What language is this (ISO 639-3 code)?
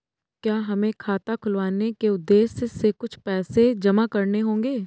hin